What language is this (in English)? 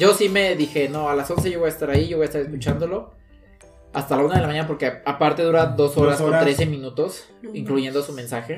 Spanish